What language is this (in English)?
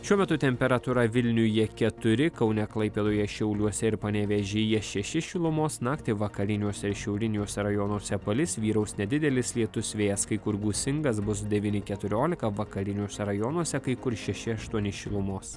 Lithuanian